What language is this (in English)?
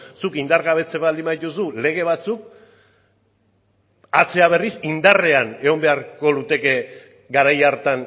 Basque